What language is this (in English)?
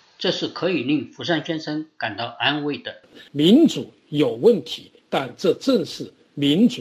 Chinese